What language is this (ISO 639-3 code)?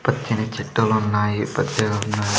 tel